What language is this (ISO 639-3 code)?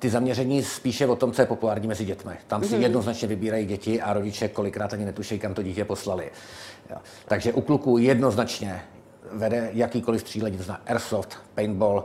ces